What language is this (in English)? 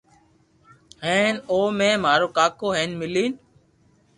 Loarki